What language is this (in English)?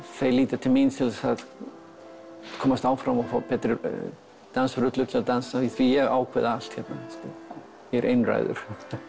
Icelandic